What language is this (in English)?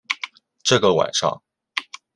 Chinese